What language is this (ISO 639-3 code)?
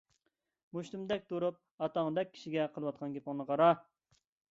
uig